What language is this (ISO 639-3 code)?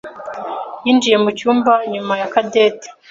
kin